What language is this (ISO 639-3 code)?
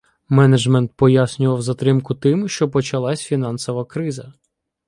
ukr